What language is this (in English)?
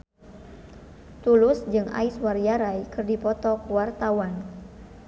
Sundanese